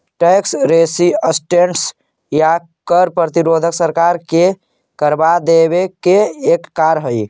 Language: Magahi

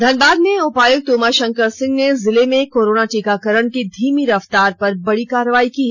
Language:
Hindi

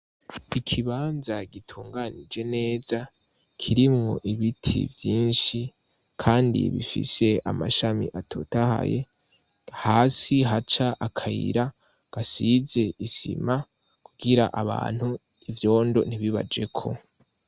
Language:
Rundi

